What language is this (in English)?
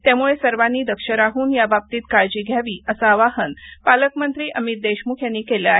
Marathi